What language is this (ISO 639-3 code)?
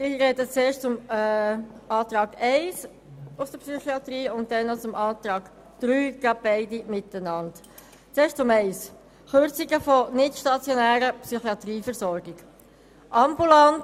gsw